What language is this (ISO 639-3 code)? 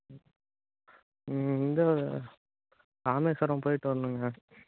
tam